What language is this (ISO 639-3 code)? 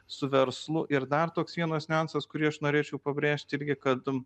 lit